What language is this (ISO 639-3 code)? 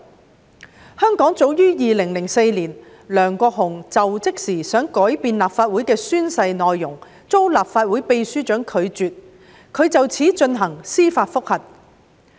yue